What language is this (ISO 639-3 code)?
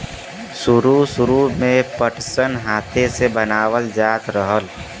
bho